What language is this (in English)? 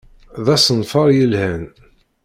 Kabyle